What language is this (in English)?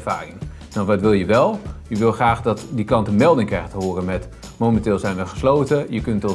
Dutch